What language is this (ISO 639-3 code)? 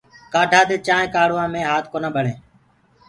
ggg